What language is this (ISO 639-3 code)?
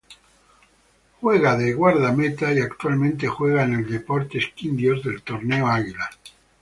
spa